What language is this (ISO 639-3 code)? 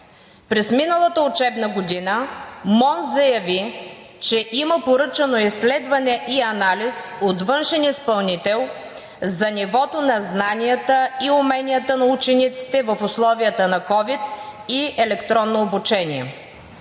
bul